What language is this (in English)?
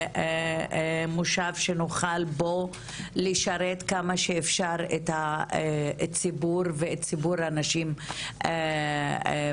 Hebrew